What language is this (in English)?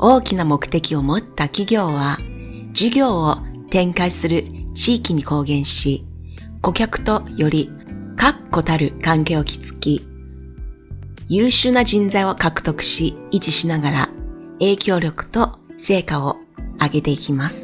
Japanese